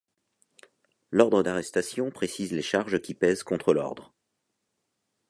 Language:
French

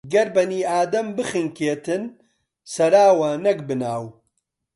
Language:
Central Kurdish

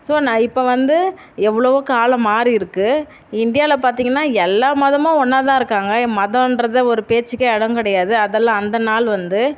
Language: Tamil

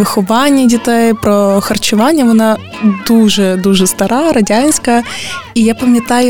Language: Ukrainian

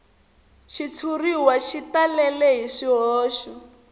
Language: Tsonga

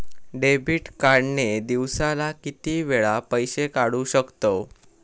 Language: Marathi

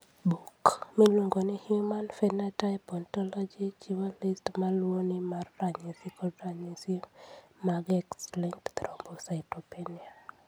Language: Luo (Kenya and Tanzania)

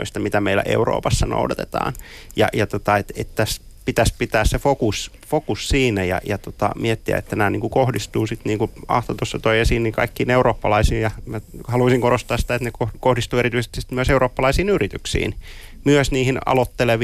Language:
Finnish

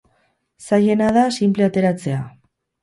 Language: Basque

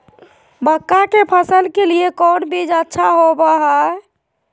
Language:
Magahi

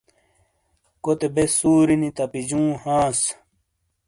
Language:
Shina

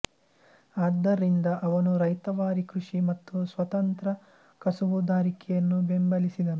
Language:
Kannada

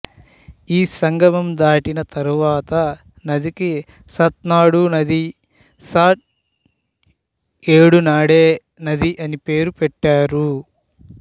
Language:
Telugu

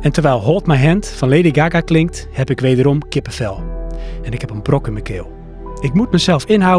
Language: Dutch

